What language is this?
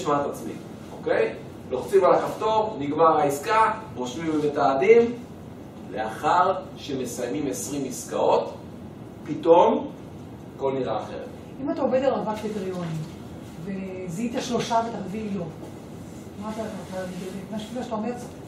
Hebrew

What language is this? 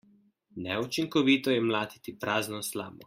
Slovenian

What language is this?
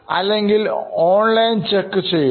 Malayalam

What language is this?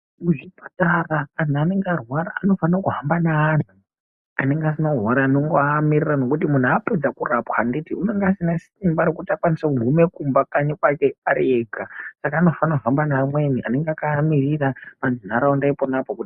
Ndau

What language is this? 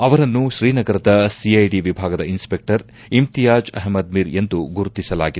Kannada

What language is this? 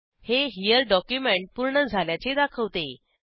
Marathi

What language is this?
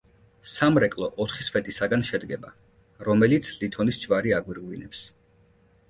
Georgian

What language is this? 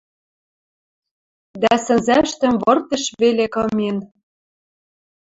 Western Mari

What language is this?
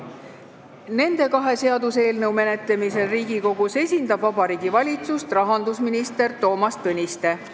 Estonian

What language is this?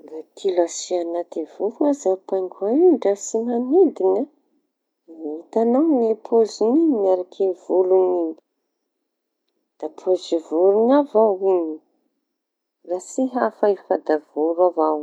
Tanosy Malagasy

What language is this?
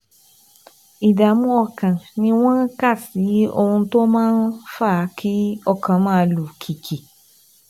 Yoruba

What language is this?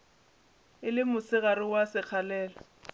Northern Sotho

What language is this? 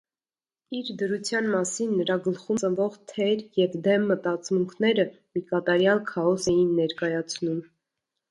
Armenian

